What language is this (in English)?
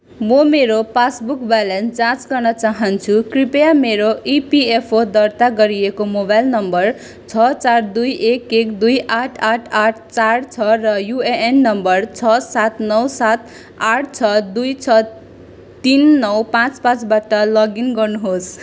Nepali